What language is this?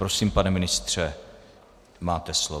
Czech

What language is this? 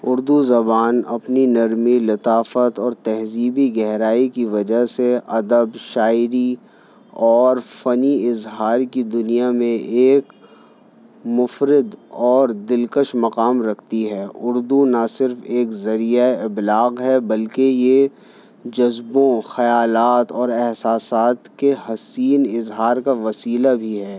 Urdu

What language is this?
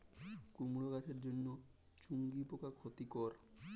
Bangla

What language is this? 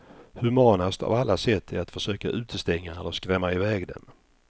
Swedish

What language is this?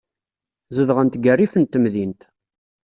Kabyle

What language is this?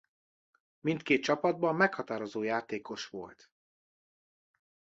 Hungarian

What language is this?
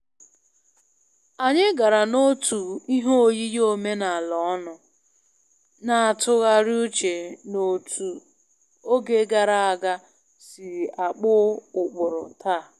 Igbo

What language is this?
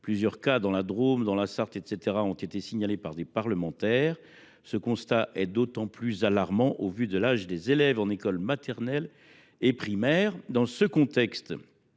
French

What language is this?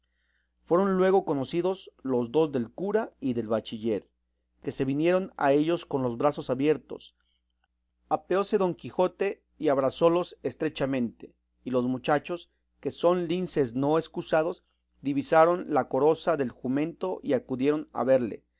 Spanish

